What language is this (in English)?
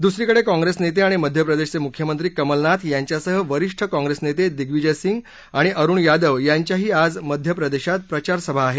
Marathi